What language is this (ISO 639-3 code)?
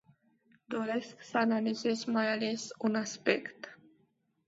ron